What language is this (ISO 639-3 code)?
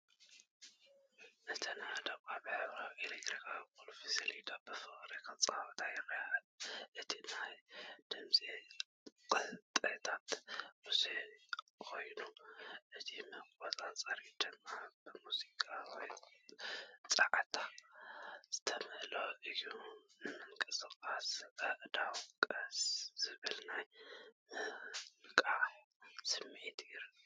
tir